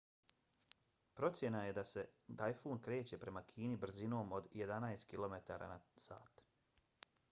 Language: Bosnian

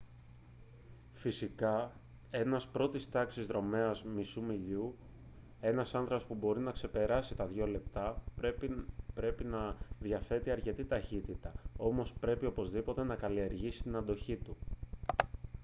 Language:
Greek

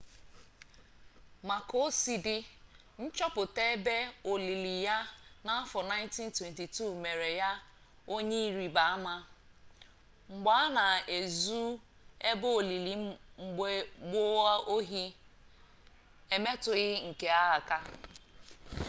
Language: Igbo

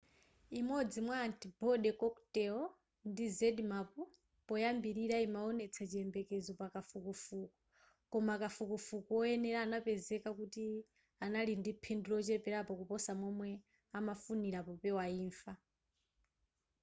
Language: Nyanja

